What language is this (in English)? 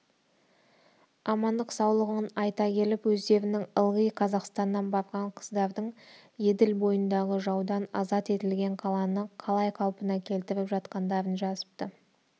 Kazakh